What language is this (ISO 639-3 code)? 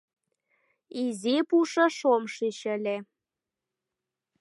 chm